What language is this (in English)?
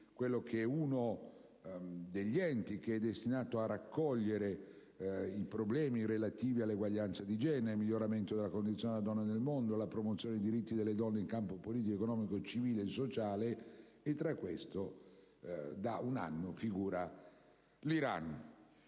Italian